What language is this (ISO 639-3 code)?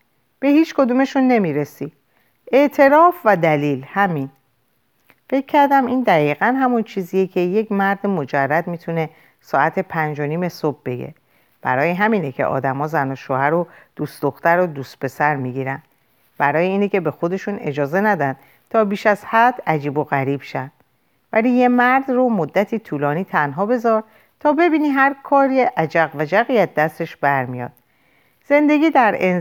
fas